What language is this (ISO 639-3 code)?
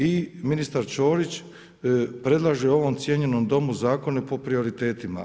hrv